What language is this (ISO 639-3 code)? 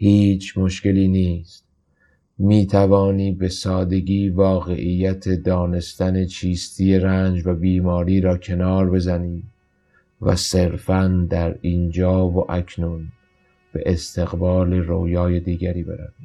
fas